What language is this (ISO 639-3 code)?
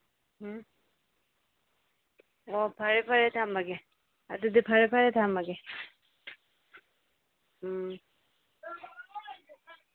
mni